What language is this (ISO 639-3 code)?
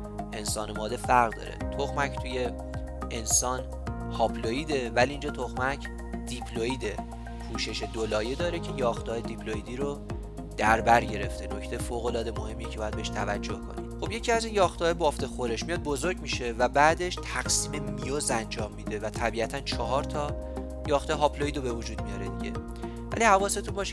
fas